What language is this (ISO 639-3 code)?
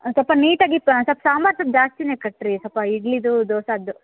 kan